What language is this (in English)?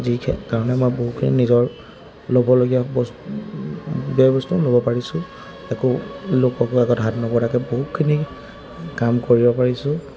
Assamese